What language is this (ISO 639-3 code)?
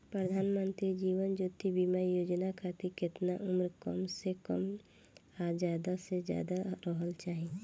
bho